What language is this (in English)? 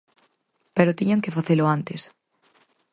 Galician